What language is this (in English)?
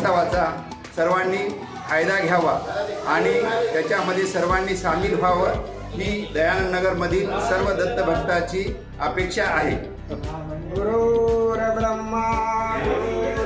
Marathi